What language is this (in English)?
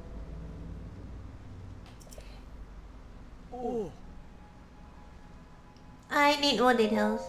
English